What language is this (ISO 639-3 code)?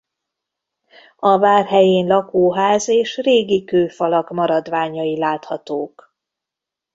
hun